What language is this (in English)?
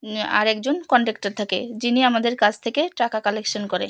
Bangla